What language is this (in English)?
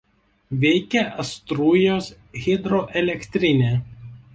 Lithuanian